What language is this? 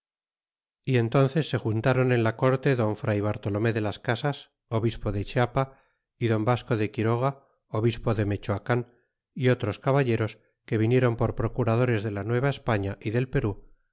Spanish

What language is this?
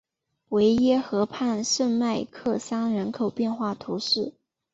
Chinese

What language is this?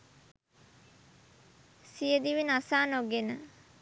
Sinhala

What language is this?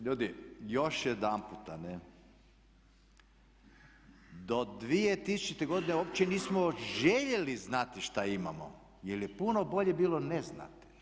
Croatian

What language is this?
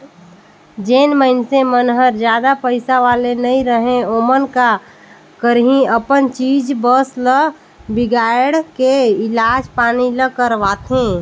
Chhattisgarhi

